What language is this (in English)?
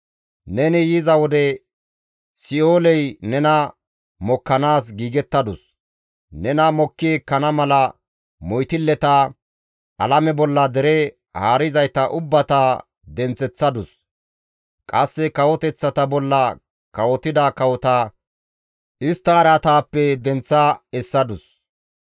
Gamo